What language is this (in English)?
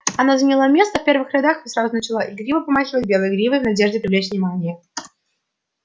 Russian